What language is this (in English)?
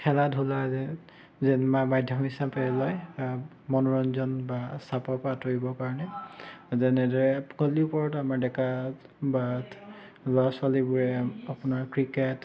Assamese